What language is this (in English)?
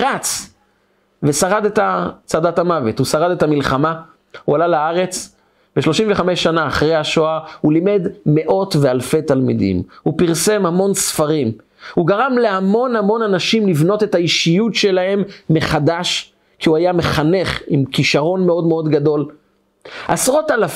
Hebrew